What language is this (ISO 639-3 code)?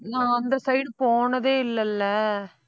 tam